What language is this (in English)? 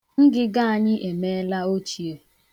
Igbo